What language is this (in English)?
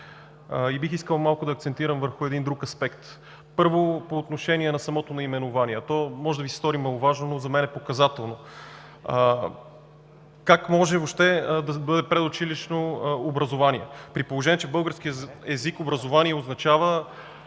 Bulgarian